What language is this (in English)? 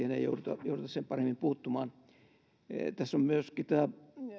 Finnish